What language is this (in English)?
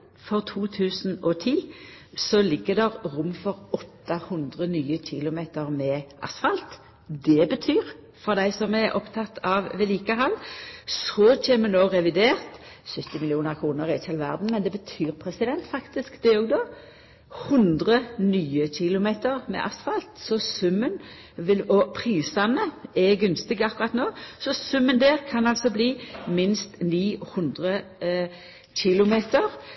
Norwegian Nynorsk